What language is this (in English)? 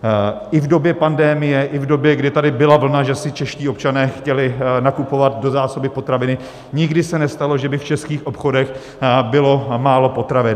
Czech